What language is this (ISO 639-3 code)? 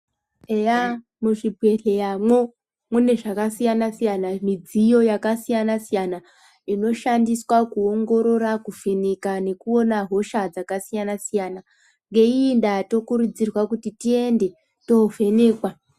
ndc